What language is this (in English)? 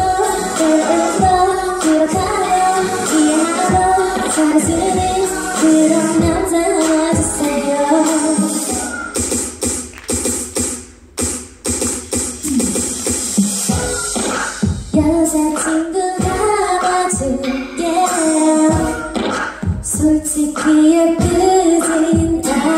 Korean